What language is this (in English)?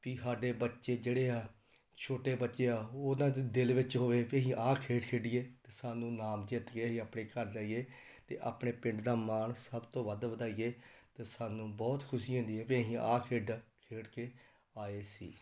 Punjabi